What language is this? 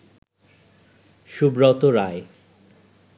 Bangla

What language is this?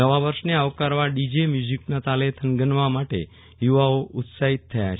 Gujarati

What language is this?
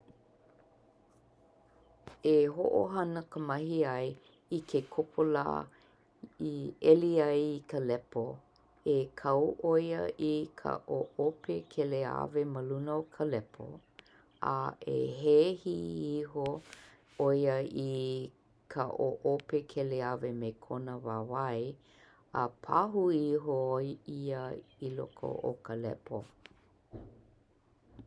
Hawaiian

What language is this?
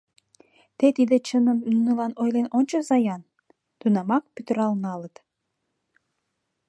Mari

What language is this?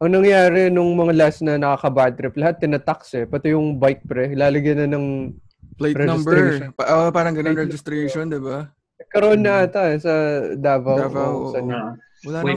Filipino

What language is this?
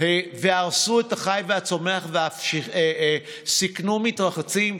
Hebrew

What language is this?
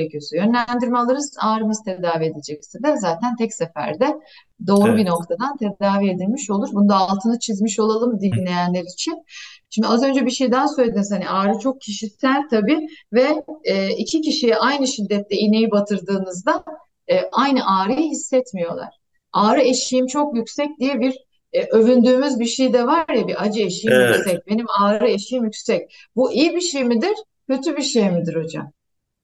Turkish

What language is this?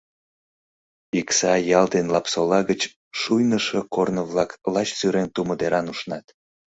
Mari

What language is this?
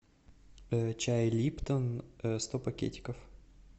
Russian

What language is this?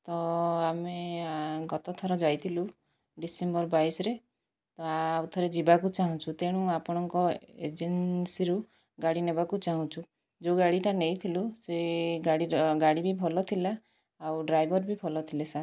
Odia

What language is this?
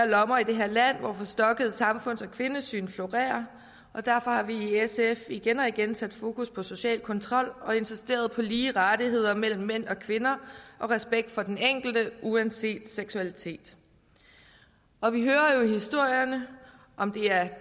Danish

